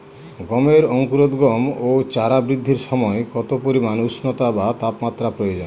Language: Bangla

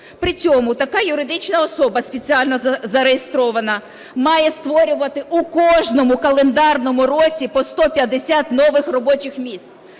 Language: Ukrainian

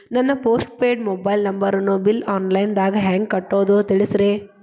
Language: Kannada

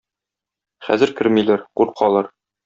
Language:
Tatar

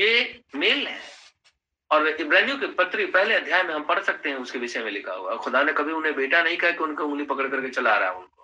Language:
Hindi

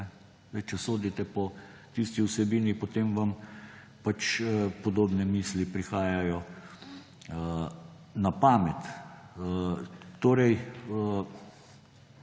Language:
Slovenian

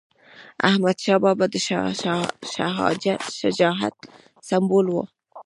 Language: Pashto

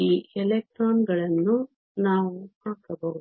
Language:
Kannada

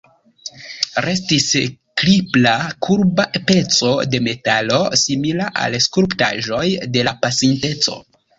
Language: Esperanto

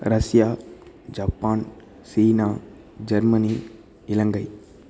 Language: Tamil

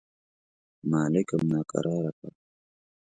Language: Pashto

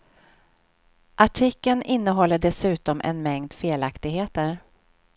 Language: Swedish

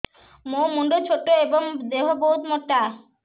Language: Odia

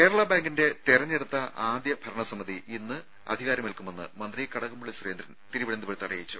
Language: Malayalam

